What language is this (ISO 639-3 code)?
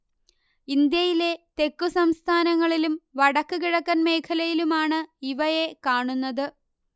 mal